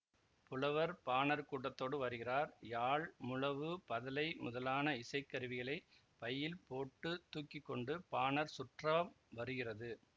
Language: Tamil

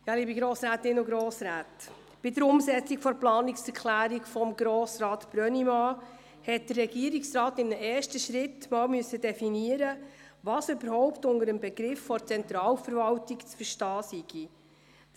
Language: Swiss German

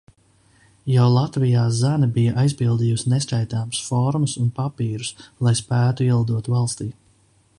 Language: Latvian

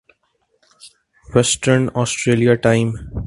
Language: Urdu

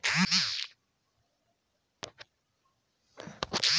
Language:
Bhojpuri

